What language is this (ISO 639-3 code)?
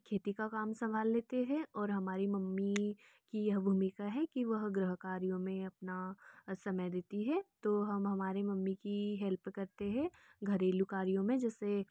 hin